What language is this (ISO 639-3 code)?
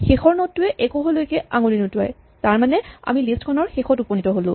asm